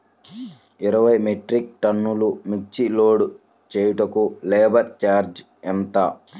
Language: Telugu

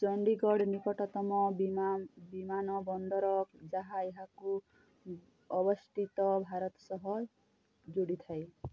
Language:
Odia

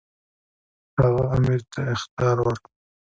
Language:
Pashto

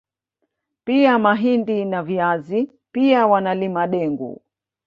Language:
Swahili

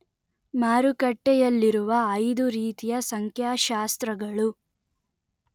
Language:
Kannada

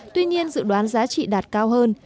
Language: Vietnamese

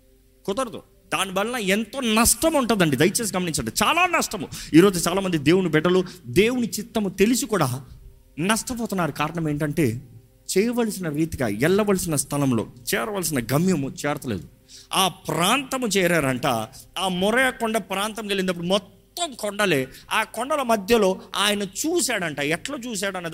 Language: Telugu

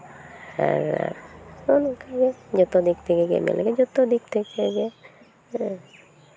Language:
Santali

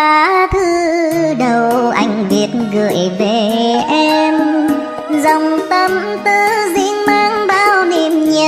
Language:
Vietnamese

